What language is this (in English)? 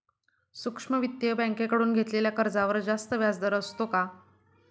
Marathi